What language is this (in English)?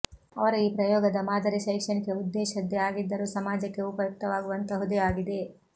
Kannada